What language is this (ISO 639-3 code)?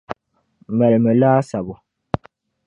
dag